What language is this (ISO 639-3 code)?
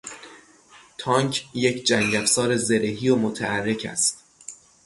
fas